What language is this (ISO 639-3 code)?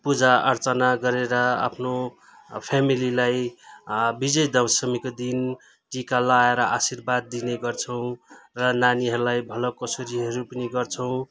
nep